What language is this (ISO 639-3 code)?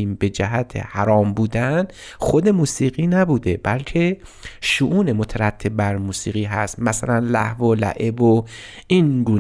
fas